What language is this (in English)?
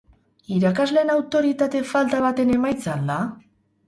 Basque